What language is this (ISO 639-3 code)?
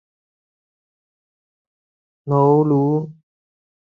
yue